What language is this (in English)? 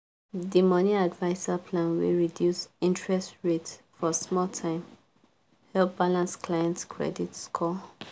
Nigerian Pidgin